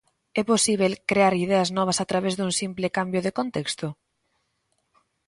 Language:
Galician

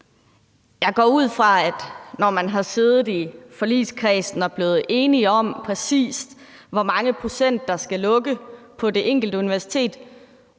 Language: Danish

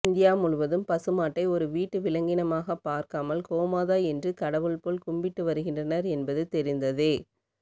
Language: Tamil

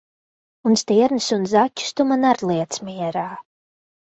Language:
Latvian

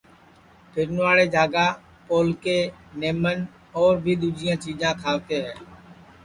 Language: Sansi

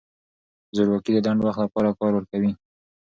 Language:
Pashto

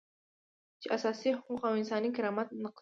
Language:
Pashto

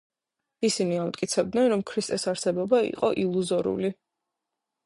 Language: Georgian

